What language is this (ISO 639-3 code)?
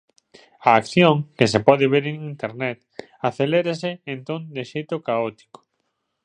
glg